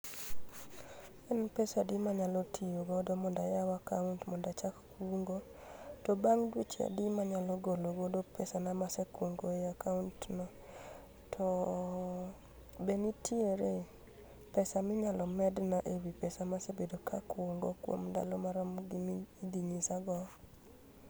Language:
Luo (Kenya and Tanzania)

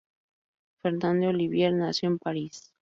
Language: Spanish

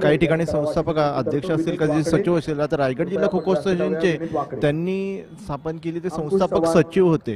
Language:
Hindi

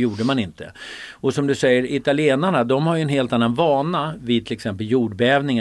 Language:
Swedish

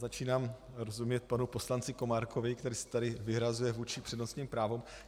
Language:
Czech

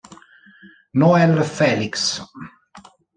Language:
Italian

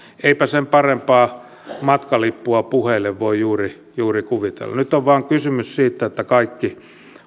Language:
Finnish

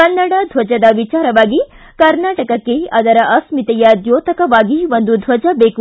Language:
Kannada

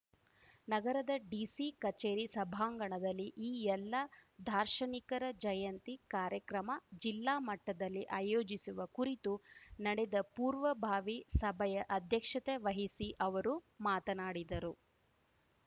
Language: Kannada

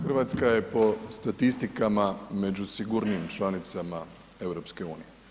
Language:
Croatian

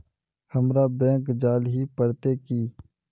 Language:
Magahi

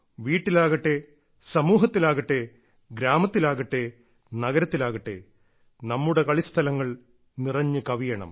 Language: Malayalam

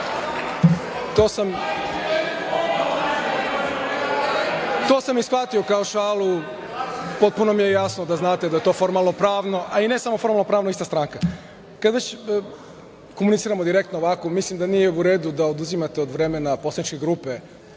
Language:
Serbian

